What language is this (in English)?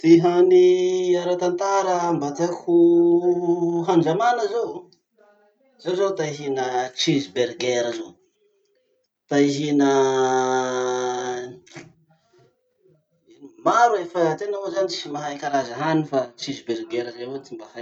Masikoro Malagasy